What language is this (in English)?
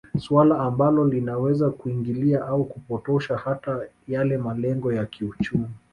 Swahili